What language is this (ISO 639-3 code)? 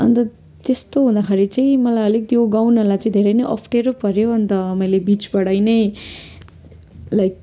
nep